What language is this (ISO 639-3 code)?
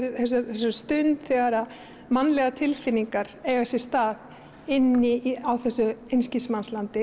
isl